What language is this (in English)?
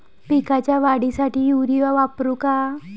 Marathi